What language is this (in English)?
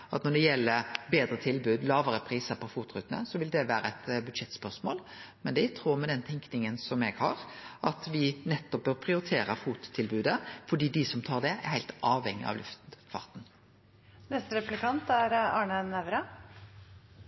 Norwegian Nynorsk